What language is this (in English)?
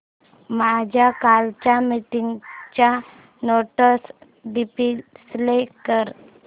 Marathi